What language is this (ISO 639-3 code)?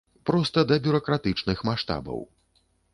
bel